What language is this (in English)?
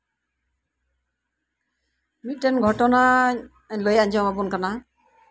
Santali